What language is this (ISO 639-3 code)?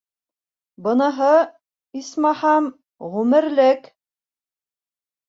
bak